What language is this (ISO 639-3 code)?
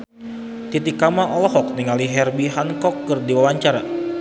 sun